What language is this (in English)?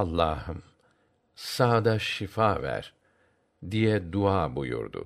Turkish